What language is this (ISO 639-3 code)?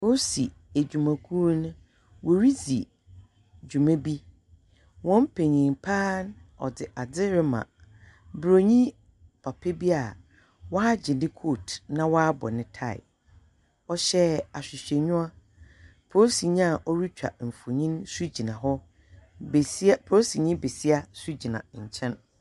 aka